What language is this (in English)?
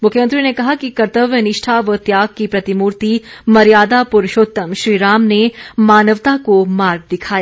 Hindi